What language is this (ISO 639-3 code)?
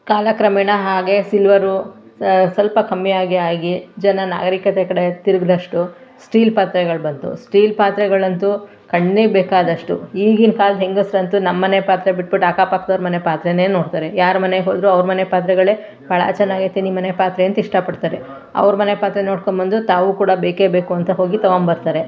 kan